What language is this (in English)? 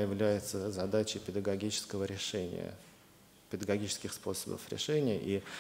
Russian